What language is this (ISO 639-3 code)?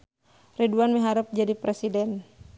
sun